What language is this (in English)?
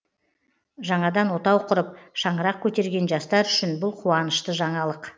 Kazakh